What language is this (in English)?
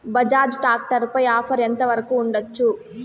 Telugu